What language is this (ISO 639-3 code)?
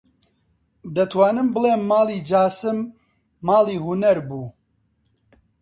ckb